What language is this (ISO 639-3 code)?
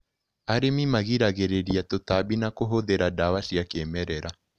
kik